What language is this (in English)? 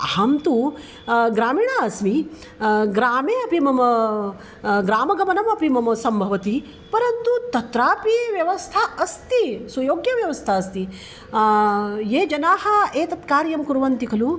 Sanskrit